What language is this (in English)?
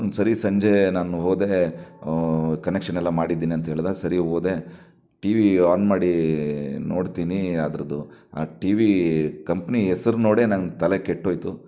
Kannada